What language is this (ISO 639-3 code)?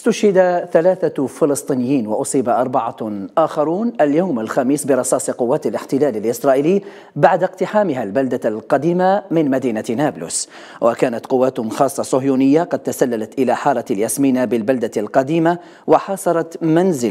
ara